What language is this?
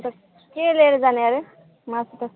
Nepali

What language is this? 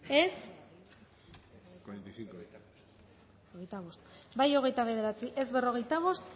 Basque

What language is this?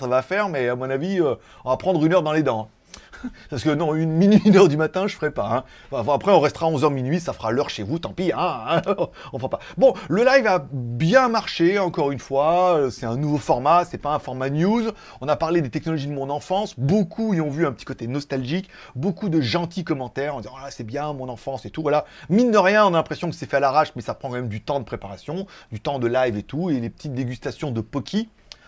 French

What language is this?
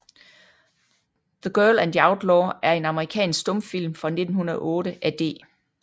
Danish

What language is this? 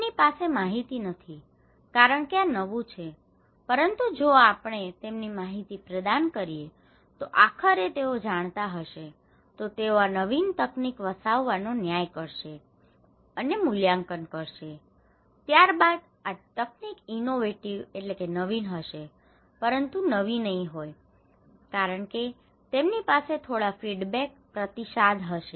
Gujarati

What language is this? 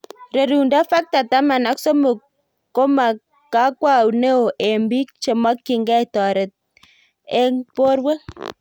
Kalenjin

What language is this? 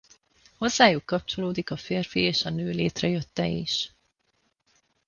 Hungarian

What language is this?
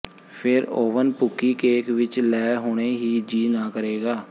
Punjabi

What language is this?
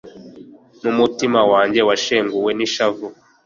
Kinyarwanda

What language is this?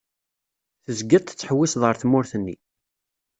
Kabyle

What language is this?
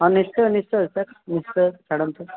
Odia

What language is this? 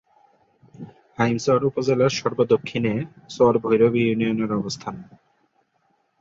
Bangla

